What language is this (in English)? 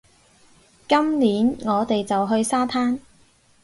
Cantonese